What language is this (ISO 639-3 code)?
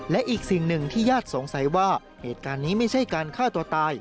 tha